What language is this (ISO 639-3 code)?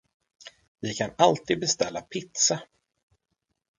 swe